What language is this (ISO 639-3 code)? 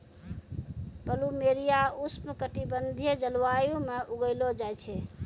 mai